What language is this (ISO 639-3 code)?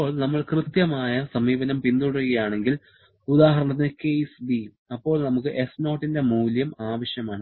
mal